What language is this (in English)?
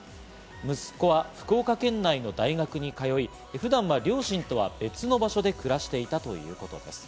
Japanese